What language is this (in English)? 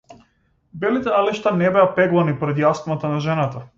Macedonian